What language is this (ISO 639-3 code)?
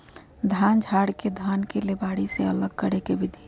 mag